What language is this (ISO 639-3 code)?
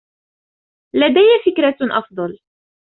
ara